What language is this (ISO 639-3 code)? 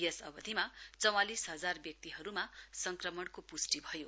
nep